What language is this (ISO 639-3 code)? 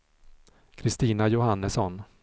swe